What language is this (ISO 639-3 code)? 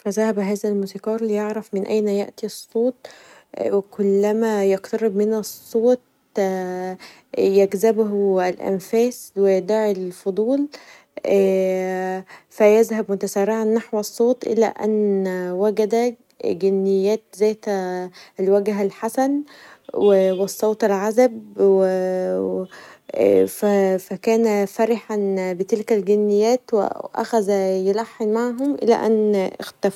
arz